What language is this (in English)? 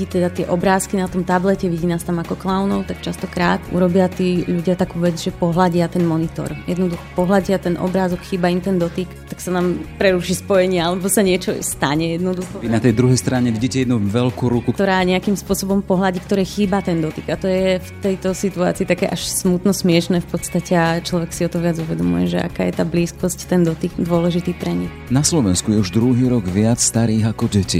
Slovak